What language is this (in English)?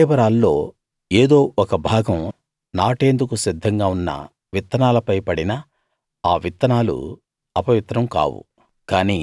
Telugu